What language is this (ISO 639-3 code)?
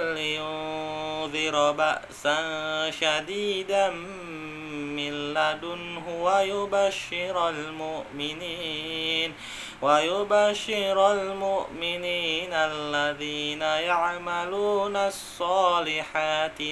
ind